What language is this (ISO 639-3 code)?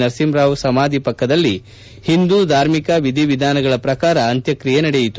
kan